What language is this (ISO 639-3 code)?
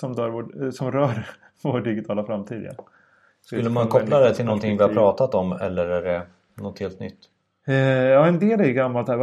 swe